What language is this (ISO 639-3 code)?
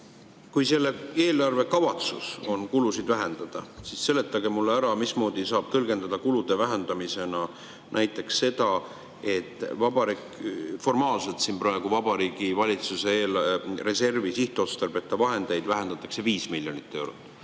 est